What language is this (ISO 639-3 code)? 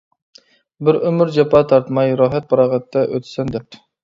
uig